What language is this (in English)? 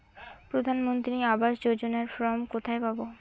Bangla